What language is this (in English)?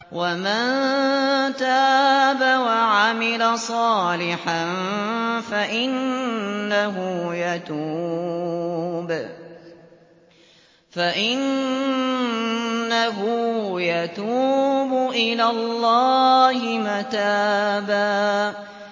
Arabic